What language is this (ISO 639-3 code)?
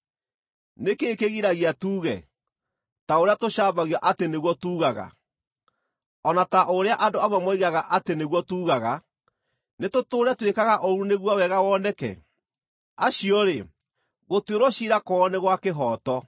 kik